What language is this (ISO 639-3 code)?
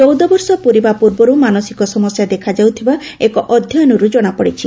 ori